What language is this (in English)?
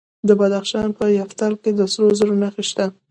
Pashto